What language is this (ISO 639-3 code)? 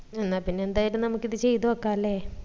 mal